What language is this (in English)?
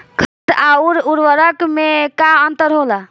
Bhojpuri